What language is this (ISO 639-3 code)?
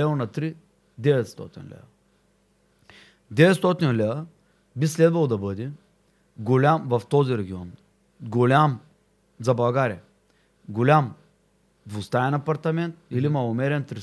bul